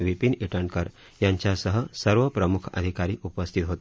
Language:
Marathi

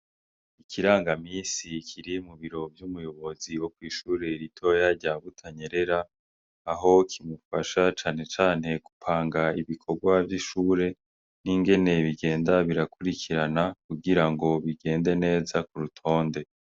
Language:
Rundi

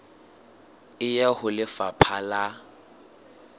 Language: Southern Sotho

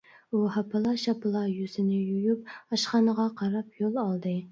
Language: Uyghur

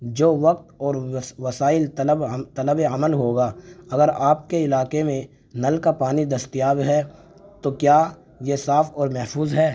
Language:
Urdu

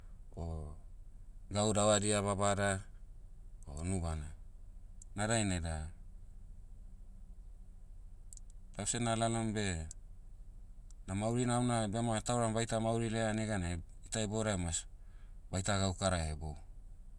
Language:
Motu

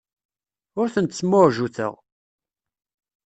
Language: Kabyle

